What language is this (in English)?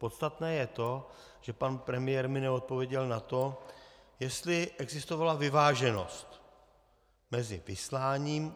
Czech